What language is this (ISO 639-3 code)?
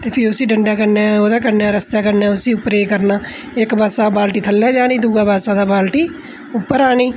doi